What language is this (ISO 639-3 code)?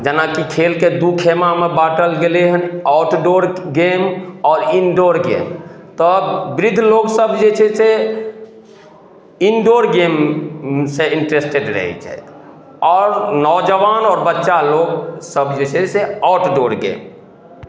mai